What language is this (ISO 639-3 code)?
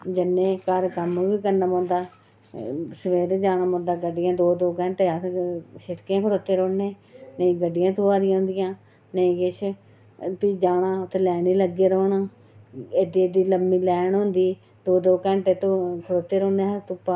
doi